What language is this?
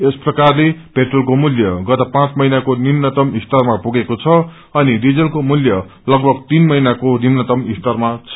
Nepali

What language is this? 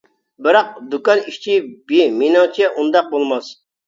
Uyghur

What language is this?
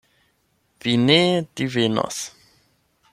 Esperanto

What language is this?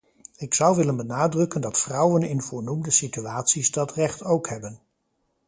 Dutch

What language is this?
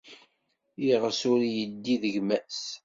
Kabyle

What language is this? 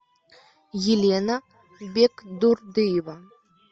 Russian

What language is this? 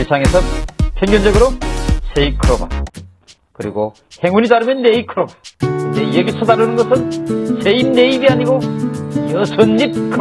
Korean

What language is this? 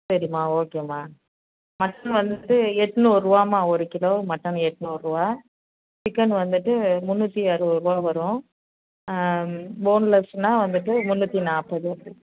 Tamil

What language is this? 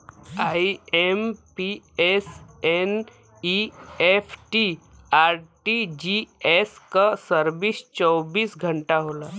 Bhojpuri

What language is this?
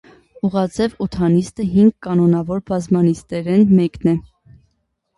Armenian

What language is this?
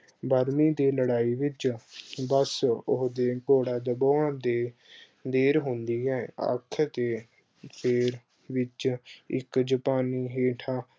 Punjabi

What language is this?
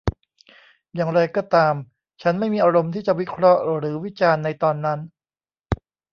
Thai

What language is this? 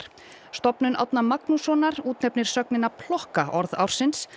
Icelandic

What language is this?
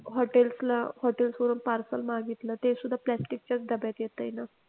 Marathi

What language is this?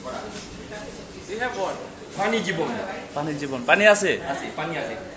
Bangla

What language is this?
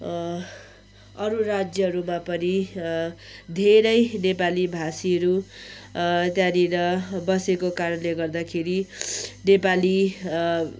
Nepali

